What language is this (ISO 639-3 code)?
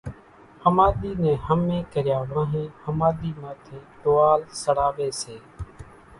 gjk